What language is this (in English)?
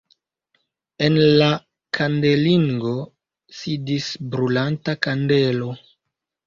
Esperanto